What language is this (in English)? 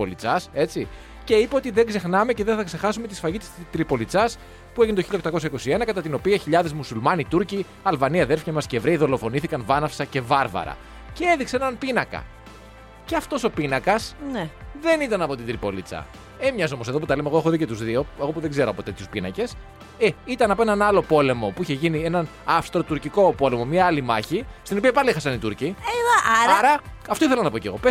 Greek